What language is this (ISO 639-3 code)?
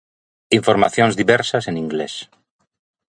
glg